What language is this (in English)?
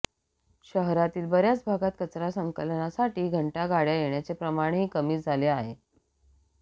Marathi